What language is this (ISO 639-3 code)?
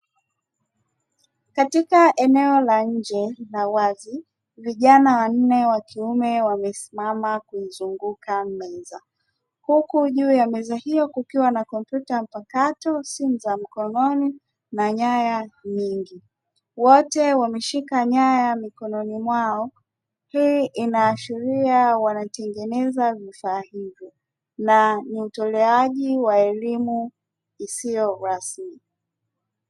swa